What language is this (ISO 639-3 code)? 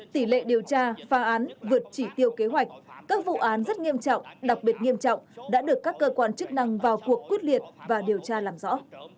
vie